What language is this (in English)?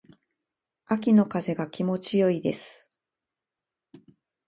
Japanese